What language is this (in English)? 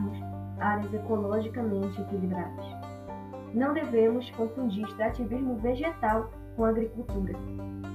Portuguese